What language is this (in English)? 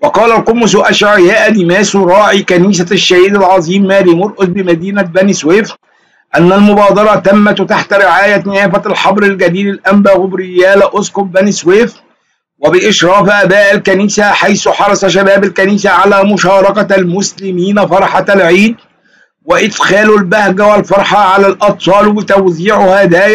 Arabic